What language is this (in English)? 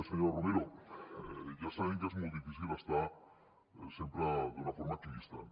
Catalan